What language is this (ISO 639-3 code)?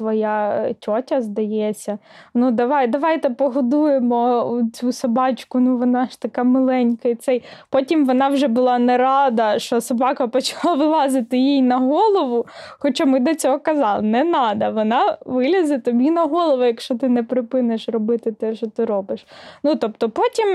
ukr